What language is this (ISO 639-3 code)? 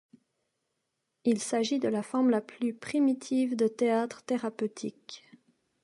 fra